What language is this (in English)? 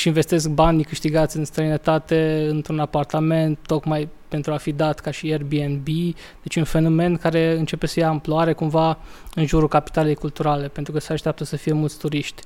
Romanian